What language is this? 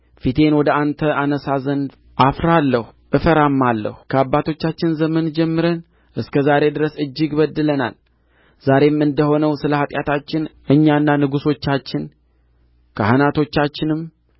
Amharic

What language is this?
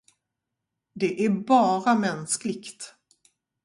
Swedish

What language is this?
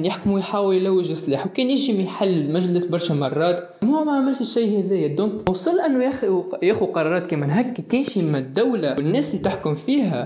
Arabic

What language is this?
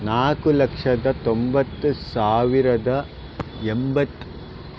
Kannada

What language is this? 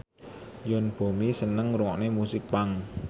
Javanese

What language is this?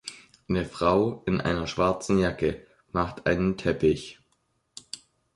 German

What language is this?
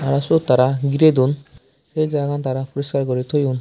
Chakma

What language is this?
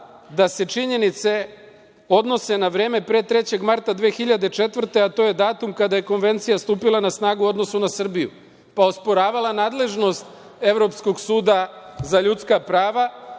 Serbian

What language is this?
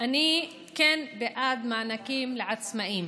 Hebrew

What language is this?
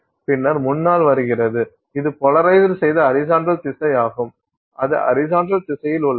Tamil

